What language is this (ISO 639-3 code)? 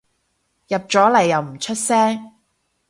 yue